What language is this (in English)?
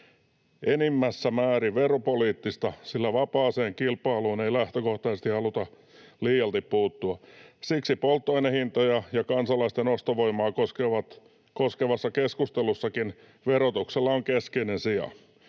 Finnish